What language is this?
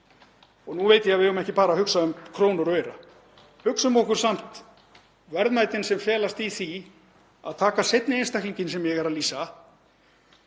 Icelandic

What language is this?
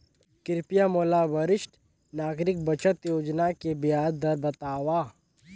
Chhattisgarhi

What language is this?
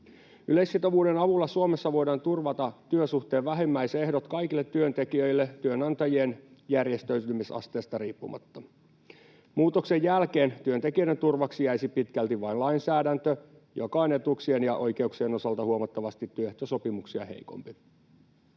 Finnish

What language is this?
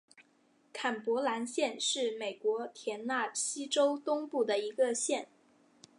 Chinese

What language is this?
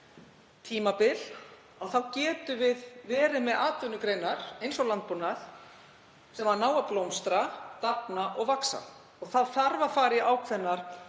Icelandic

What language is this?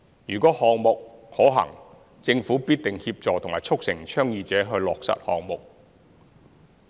Cantonese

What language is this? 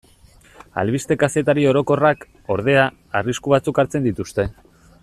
Basque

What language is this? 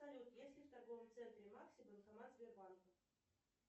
Russian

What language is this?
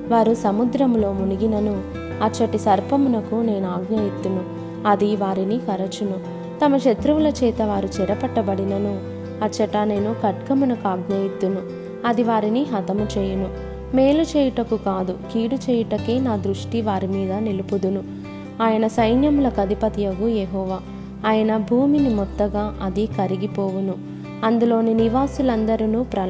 Telugu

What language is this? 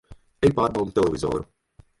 Latvian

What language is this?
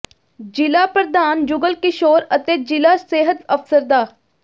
Punjabi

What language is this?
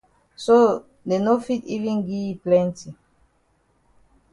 Cameroon Pidgin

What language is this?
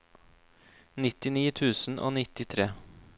Norwegian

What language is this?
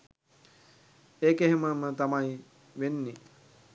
Sinhala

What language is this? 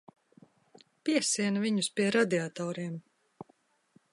Latvian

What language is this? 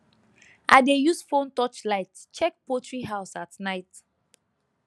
Nigerian Pidgin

